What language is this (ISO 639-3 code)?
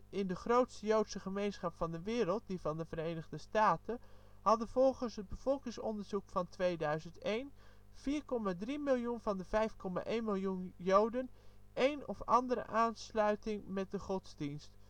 nld